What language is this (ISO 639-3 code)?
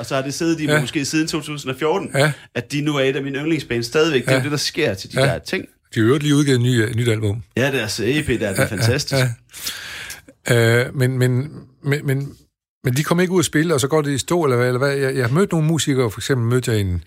dan